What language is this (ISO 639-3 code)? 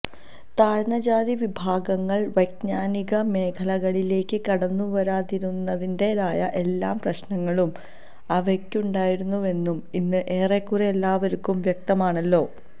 mal